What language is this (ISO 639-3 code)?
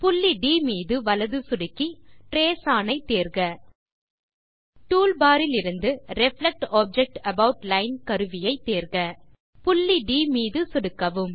tam